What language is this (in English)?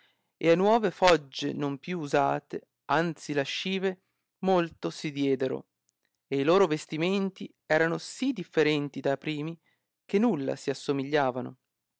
Italian